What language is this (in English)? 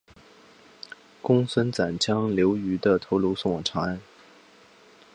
Chinese